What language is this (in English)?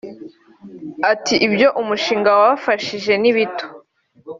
Kinyarwanda